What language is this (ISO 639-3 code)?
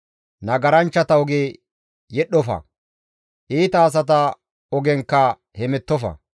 gmv